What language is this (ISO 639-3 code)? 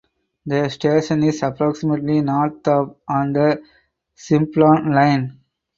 eng